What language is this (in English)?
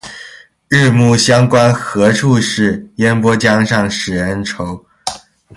Chinese